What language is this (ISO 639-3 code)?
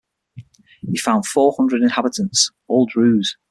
eng